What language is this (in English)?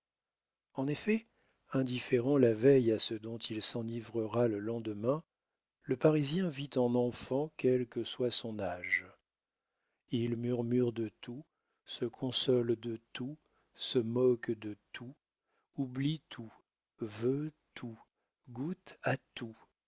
French